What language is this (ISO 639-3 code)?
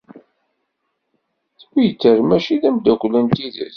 kab